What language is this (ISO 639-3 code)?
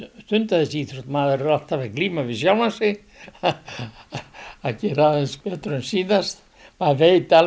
isl